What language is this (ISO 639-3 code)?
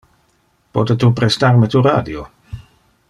ina